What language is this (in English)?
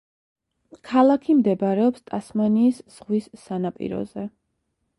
Georgian